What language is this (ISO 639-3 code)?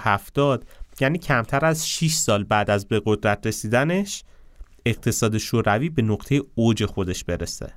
fas